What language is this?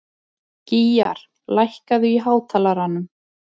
Icelandic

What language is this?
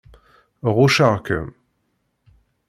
Kabyle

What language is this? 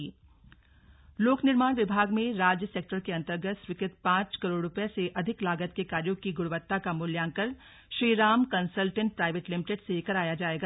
Hindi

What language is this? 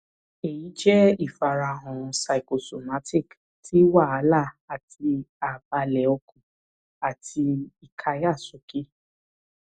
Yoruba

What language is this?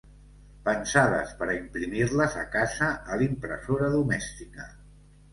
Catalan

